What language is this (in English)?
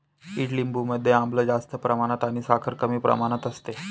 Marathi